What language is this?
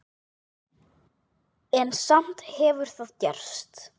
Icelandic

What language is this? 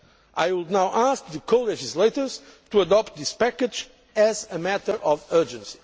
English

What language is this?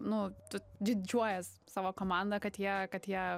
Lithuanian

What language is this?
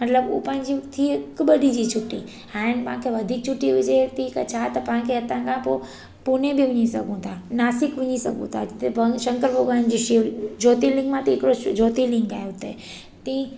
Sindhi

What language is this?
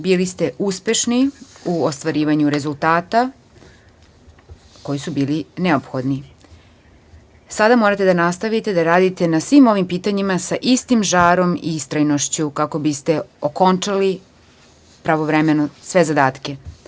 Serbian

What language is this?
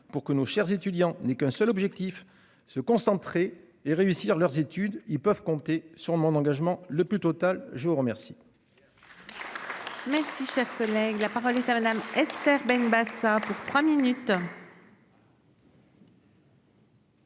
French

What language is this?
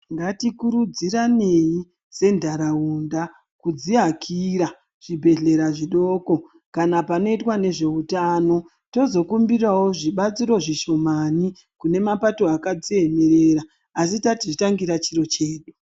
Ndau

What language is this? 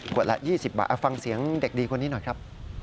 Thai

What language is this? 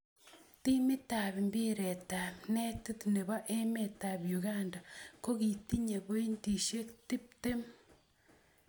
Kalenjin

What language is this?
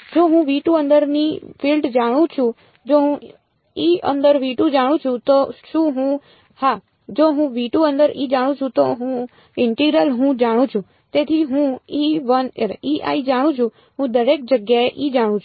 Gujarati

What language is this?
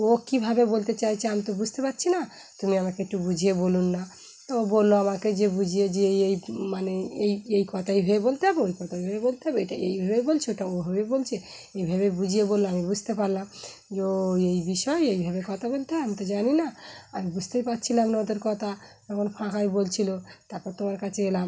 Bangla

